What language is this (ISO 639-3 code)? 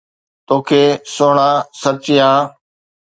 snd